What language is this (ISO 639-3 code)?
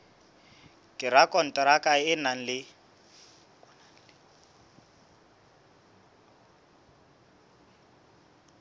sot